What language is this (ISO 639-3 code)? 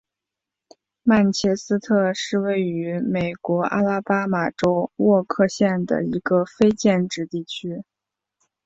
zho